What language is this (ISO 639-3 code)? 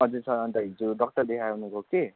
nep